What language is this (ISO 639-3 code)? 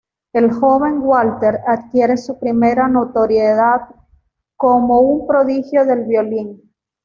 spa